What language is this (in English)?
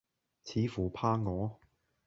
Cantonese